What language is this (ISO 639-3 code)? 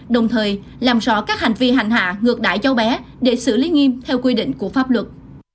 vie